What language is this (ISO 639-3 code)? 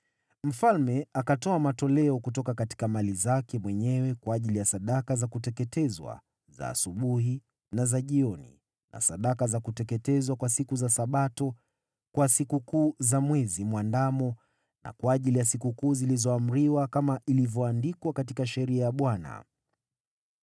swa